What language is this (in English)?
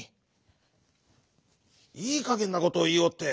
Japanese